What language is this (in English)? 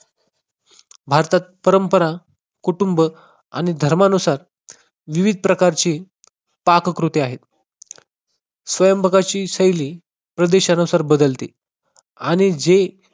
Marathi